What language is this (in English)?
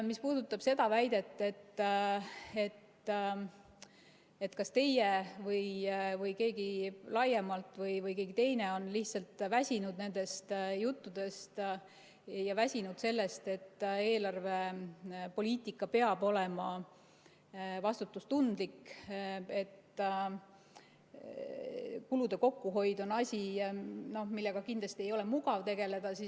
Estonian